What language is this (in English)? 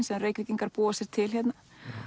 Icelandic